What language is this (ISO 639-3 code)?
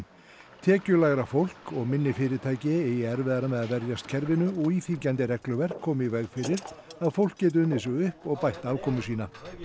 isl